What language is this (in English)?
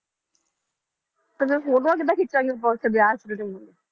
Punjabi